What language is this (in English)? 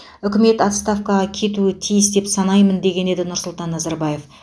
Kazakh